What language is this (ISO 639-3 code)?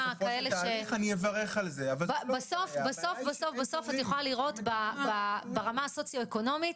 heb